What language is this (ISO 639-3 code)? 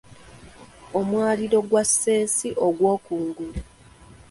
lug